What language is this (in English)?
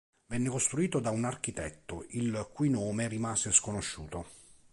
Italian